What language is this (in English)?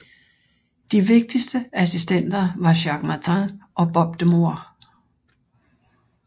Danish